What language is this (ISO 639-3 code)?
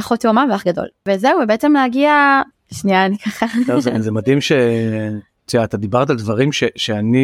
heb